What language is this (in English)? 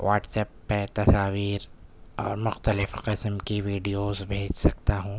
Urdu